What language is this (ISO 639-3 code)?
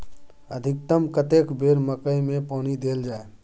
mai